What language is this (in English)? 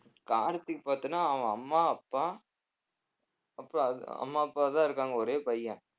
Tamil